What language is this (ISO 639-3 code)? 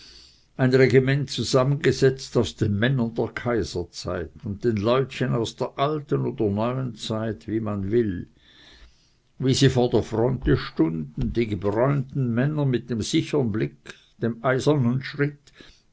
deu